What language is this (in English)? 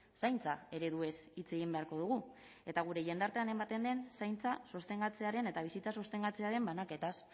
Basque